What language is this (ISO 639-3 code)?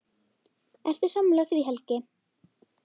isl